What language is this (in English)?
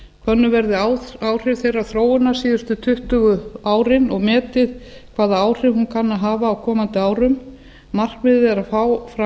Icelandic